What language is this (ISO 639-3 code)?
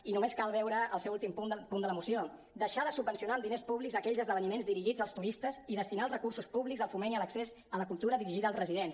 cat